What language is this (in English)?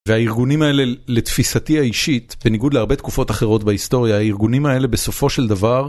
Hebrew